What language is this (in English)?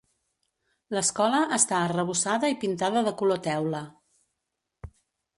Catalan